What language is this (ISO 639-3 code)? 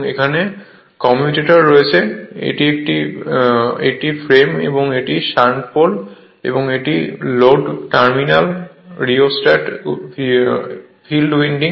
ben